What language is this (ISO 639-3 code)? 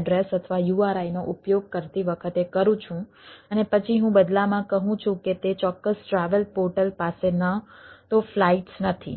guj